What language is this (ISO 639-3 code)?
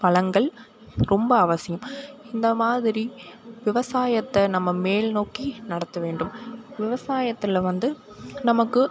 tam